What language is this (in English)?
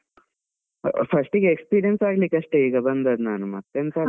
Kannada